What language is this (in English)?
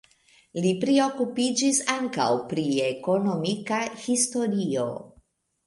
Esperanto